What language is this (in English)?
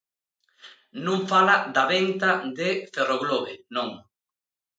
Galician